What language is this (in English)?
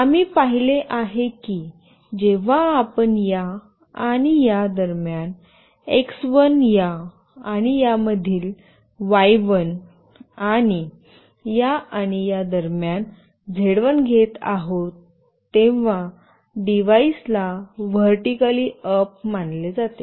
Marathi